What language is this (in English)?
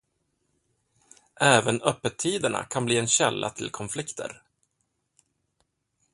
Swedish